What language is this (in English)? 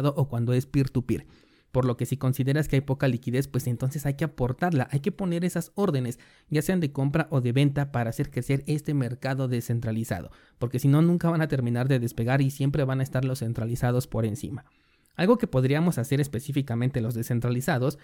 Spanish